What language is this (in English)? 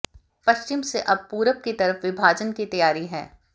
Hindi